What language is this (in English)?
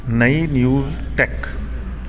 Sindhi